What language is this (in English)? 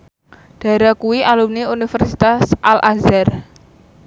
Javanese